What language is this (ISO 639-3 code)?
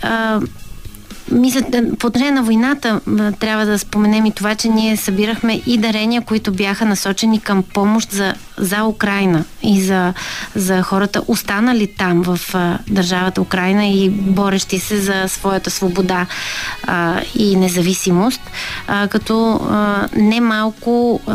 bul